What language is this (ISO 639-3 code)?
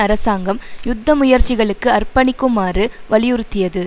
tam